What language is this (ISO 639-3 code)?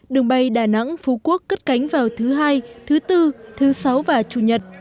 vie